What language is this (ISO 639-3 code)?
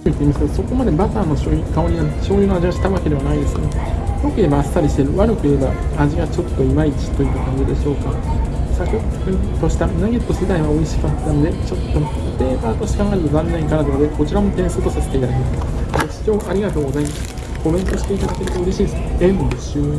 jpn